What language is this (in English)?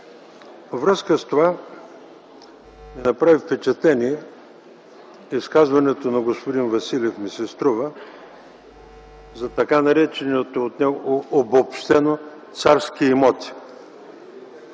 Bulgarian